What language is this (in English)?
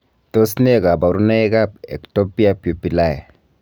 Kalenjin